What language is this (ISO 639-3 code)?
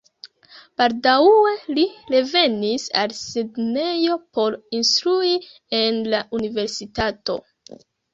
epo